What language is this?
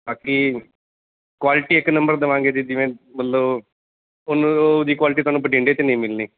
Punjabi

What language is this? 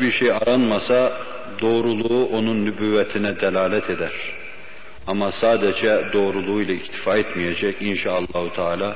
Turkish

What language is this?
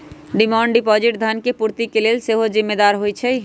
Magahi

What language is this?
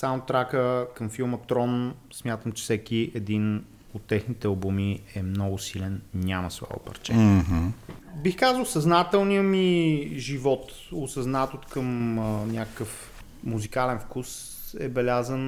Bulgarian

